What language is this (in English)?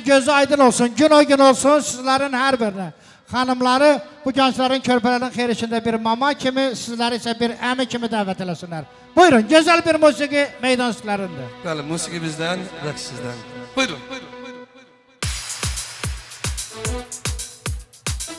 Turkish